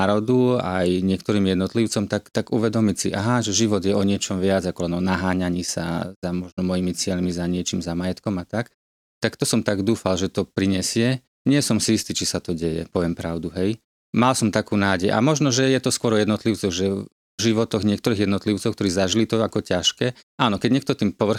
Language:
Slovak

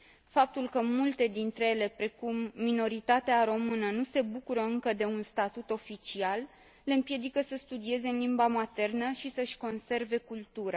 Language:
Romanian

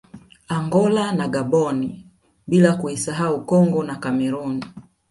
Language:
Swahili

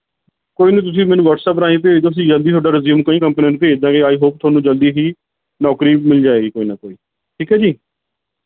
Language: Punjabi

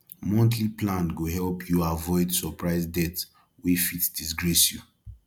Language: Nigerian Pidgin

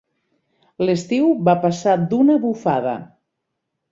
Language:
Catalan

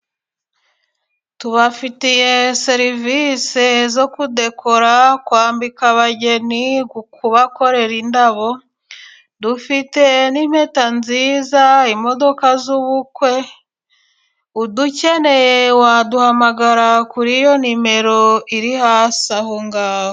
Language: Kinyarwanda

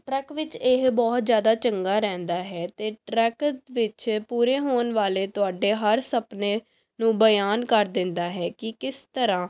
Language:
Punjabi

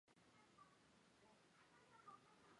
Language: Chinese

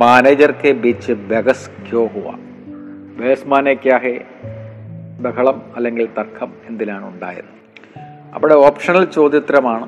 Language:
Malayalam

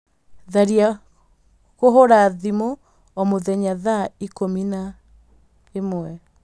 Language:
Kikuyu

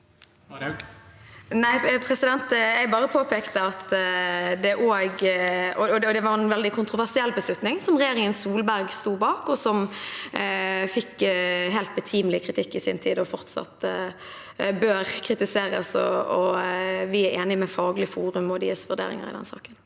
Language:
Norwegian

